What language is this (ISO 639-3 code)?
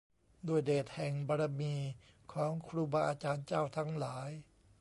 tha